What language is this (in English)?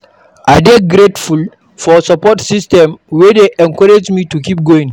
Nigerian Pidgin